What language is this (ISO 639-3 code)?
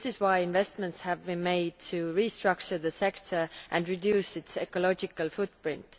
eng